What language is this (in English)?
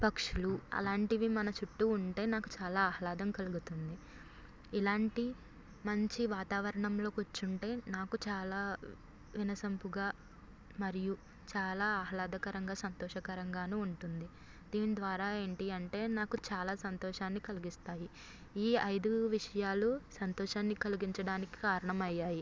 Telugu